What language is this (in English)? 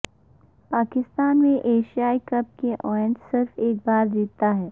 Urdu